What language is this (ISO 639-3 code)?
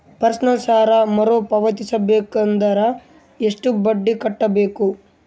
kan